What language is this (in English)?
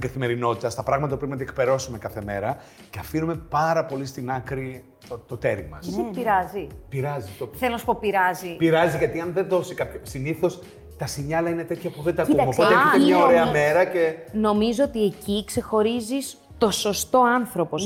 Greek